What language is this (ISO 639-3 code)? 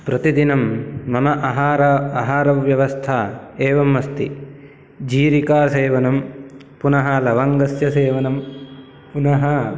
san